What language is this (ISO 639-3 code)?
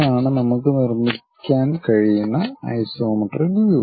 mal